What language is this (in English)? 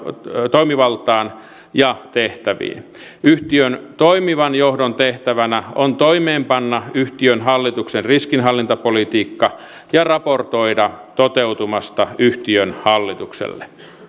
Finnish